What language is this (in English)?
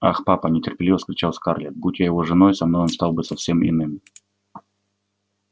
Russian